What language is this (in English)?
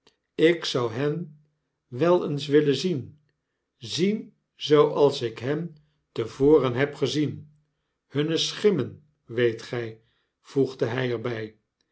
Dutch